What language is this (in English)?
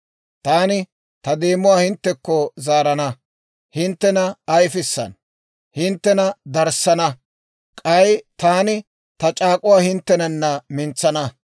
Dawro